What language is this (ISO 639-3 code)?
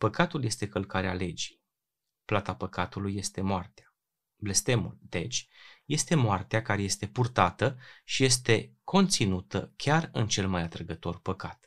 ron